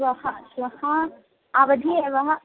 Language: Sanskrit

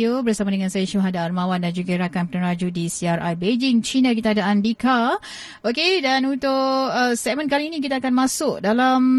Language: Malay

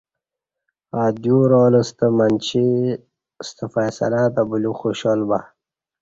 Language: Kati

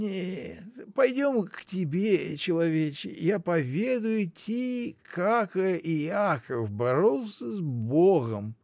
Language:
Russian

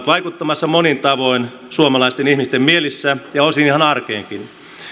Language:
Finnish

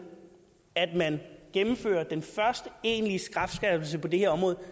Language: Danish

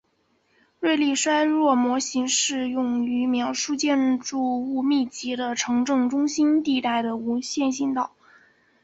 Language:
Chinese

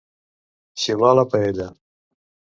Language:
Catalan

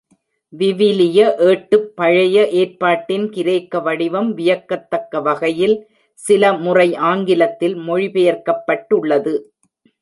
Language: Tamil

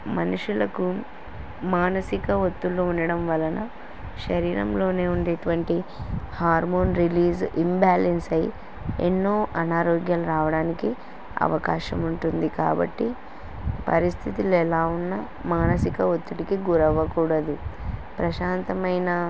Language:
Telugu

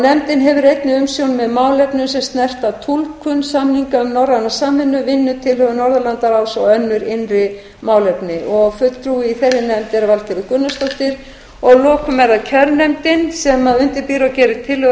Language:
Icelandic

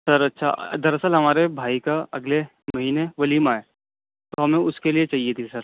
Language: Urdu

